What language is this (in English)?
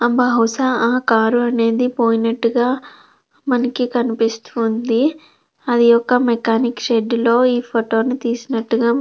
Telugu